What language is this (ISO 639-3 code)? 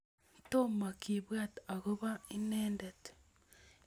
kln